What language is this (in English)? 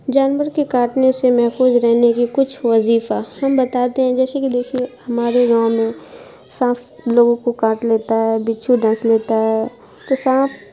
Urdu